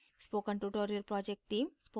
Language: Hindi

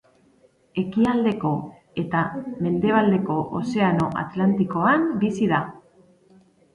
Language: Basque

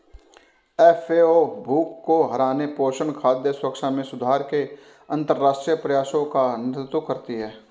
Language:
Hindi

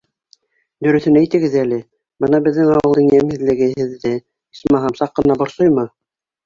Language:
Bashkir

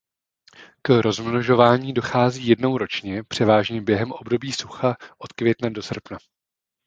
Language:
Czech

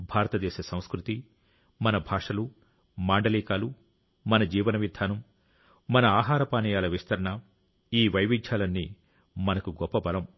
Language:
Telugu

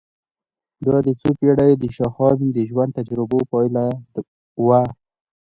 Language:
Pashto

